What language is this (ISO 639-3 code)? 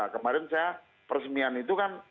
ind